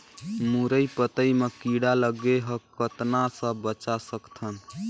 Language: Chhattisgarhi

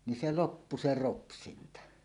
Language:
Finnish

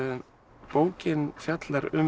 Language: Icelandic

